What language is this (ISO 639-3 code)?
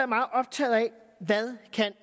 dan